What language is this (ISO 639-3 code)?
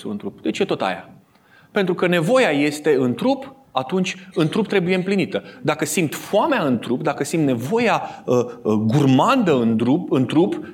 ron